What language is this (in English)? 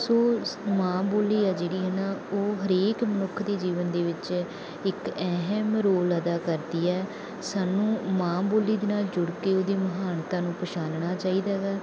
Punjabi